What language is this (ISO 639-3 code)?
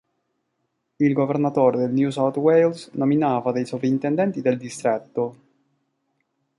ita